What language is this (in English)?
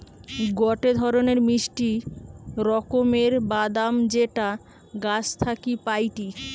Bangla